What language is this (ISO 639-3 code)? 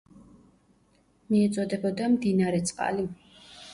kat